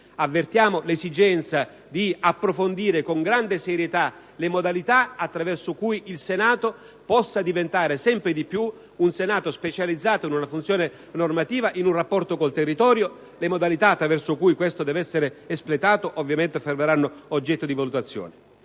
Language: Italian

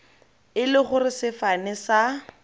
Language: Tswana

